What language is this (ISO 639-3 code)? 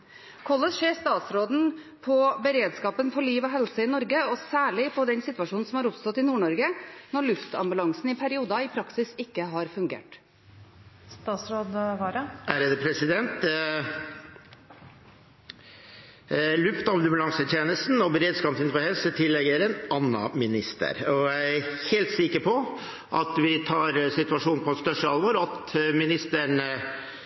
nob